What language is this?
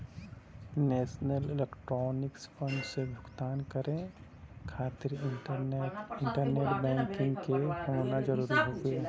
Bhojpuri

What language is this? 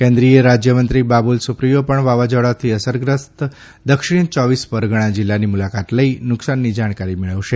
Gujarati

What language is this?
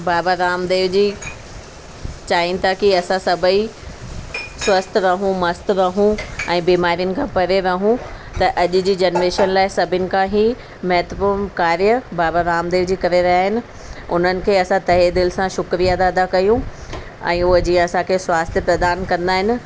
Sindhi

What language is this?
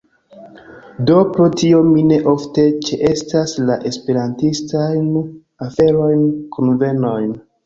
Esperanto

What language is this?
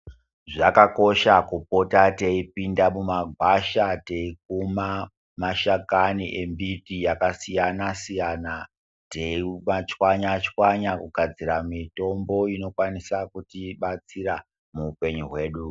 Ndau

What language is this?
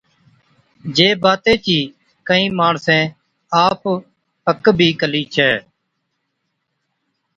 Od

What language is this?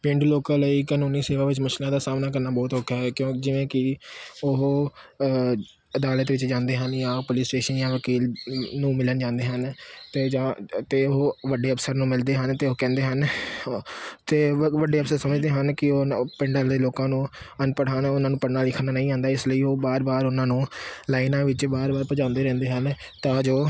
Punjabi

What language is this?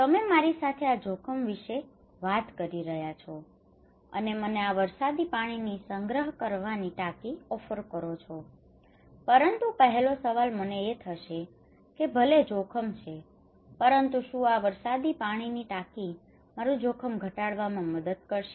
Gujarati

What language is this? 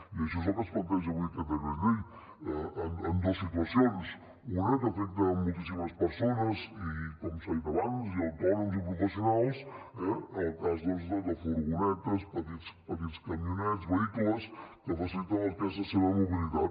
Catalan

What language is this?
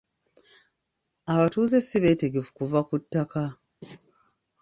Ganda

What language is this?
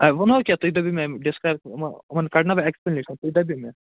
Kashmiri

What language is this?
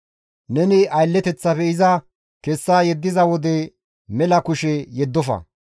Gamo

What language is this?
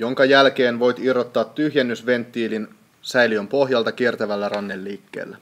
Finnish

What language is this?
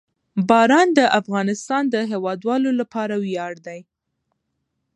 Pashto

